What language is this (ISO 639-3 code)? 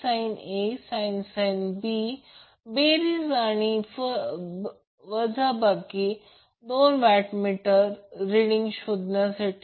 mar